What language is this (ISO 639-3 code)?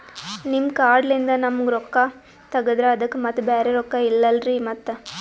kan